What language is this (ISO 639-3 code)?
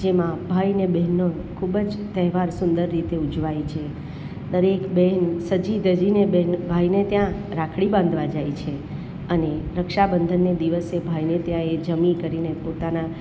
guj